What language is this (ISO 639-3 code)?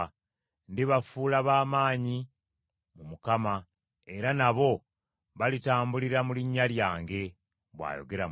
lug